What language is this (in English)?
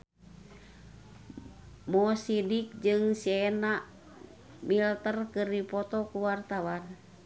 Sundanese